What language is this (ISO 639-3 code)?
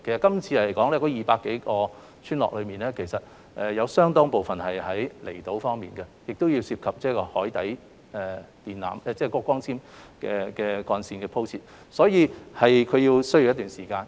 yue